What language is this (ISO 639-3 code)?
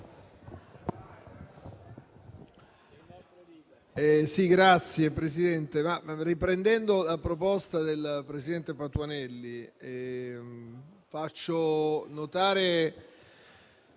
ita